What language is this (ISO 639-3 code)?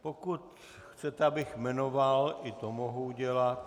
ces